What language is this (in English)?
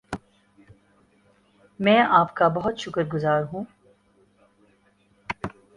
Urdu